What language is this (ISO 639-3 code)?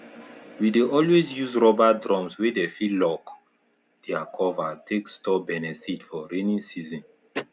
pcm